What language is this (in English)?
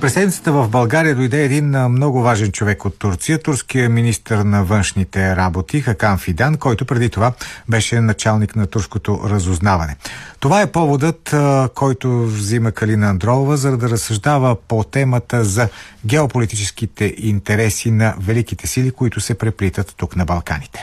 Bulgarian